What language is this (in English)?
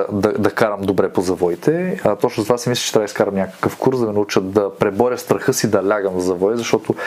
Bulgarian